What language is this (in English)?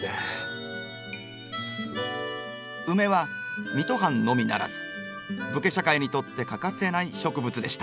Japanese